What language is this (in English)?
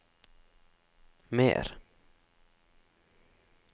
Norwegian